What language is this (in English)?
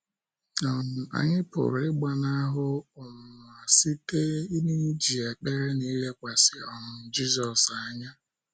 Igbo